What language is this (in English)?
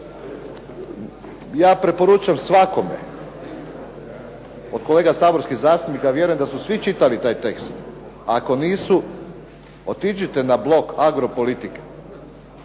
Croatian